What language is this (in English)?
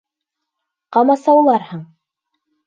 Bashkir